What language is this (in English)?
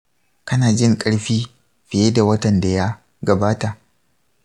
Hausa